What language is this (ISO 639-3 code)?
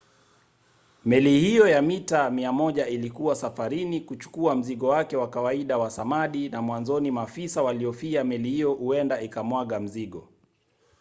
swa